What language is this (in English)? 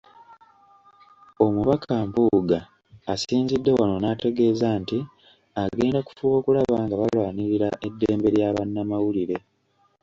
Ganda